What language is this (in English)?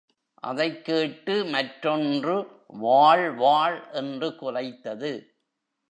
Tamil